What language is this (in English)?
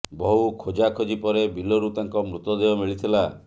Odia